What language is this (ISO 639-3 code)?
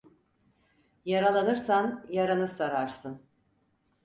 tur